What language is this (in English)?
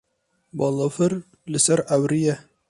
Kurdish